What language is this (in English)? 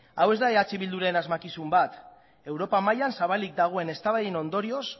Basque